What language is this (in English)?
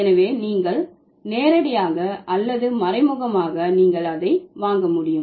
Tamil